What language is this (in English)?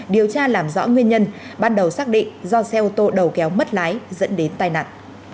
Vietnamese